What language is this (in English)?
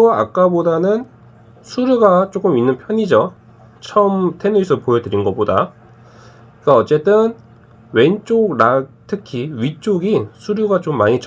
Korean